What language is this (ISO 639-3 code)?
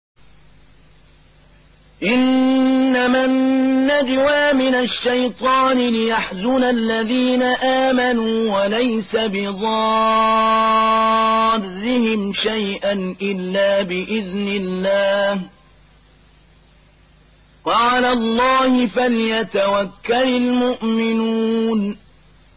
ara